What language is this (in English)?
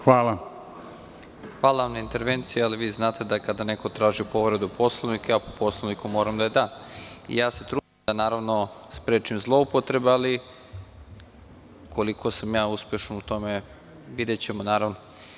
Serbian